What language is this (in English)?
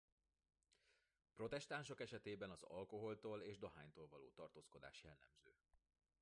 Hungarian